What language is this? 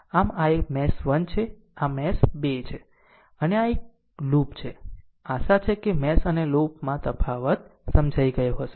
Gujarati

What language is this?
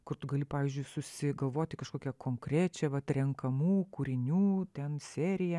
Lithuanian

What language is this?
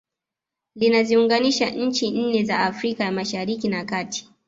Swahili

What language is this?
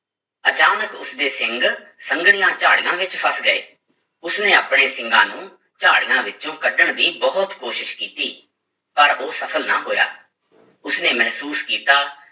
Punjabi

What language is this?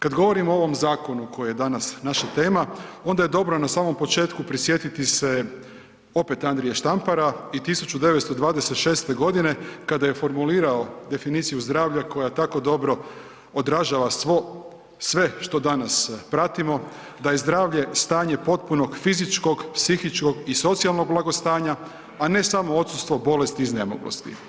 Croatian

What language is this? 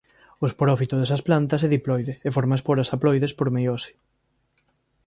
Galician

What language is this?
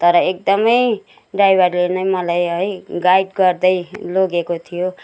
Nepali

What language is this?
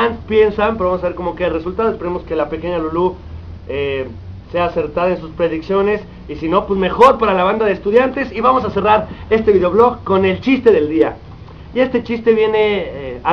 Spanish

